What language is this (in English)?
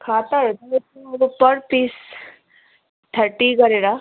Nepali